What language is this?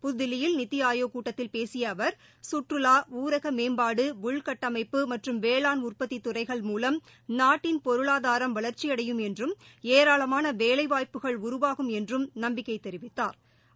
Tamil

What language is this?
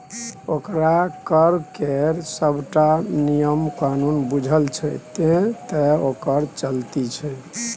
Maithili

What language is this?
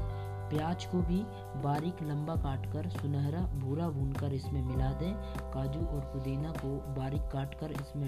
Hindi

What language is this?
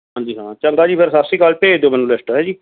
Punjabi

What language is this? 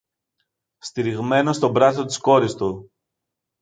Greek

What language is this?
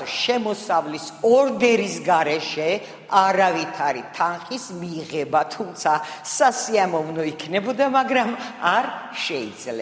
Romanian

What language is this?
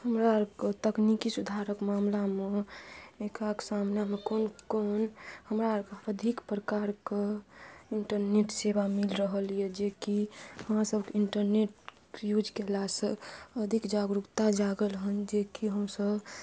Maithili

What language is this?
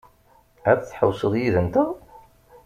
Kabyle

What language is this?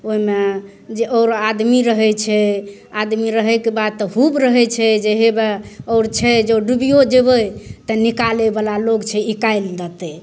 Maithili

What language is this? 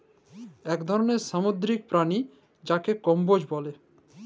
Bangla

